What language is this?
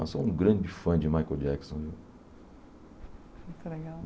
Portuguese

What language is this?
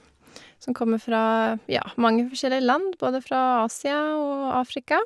Norwegian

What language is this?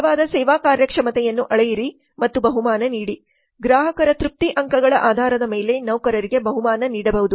Kannada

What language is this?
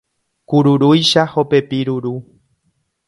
Guarani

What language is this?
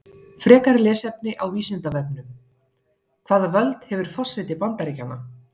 Icelandic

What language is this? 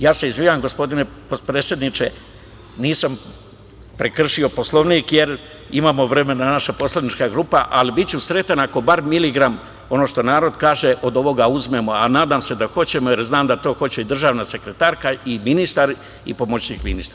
Serbian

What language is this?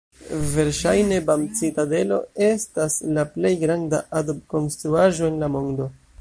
Esperanto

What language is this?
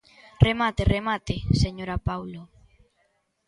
Galician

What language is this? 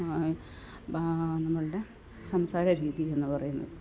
Malayalam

